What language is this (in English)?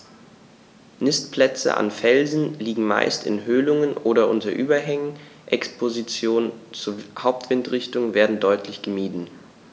German